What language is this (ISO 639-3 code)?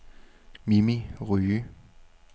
dan